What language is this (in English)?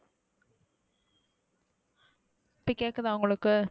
Tamil